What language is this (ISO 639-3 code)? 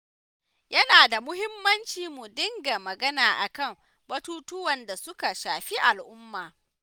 hau